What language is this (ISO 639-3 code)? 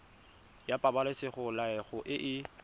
tsn